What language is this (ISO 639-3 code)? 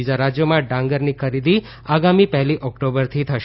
guj